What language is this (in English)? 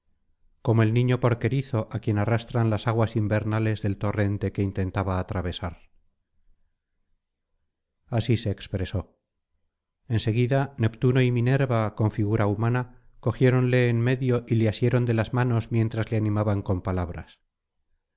Spanish